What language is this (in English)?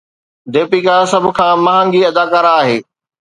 Sindhi